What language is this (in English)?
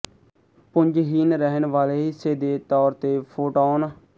Punjabi